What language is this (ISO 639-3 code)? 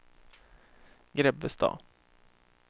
swe